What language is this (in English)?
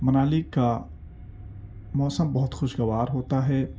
Urdu